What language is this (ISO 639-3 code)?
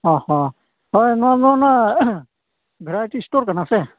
sat